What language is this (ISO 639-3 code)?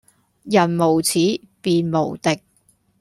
yue